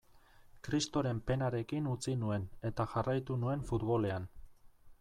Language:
Basque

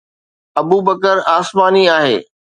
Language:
Sindhi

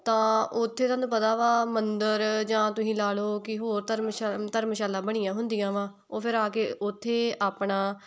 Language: Punjabi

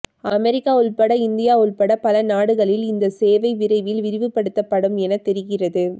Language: Tamil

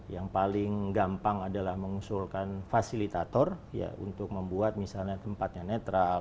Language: Indonesian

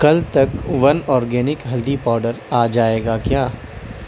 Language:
Urdu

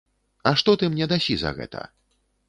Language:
Belarusian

